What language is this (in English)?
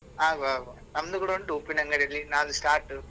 Kannada